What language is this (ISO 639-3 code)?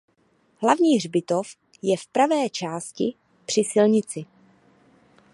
ces